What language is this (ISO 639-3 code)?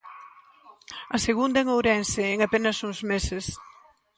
glg